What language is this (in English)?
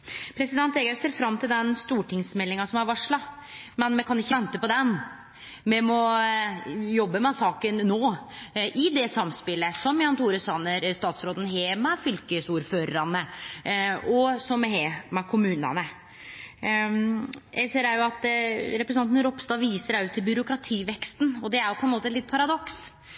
Norwegian Nynorsk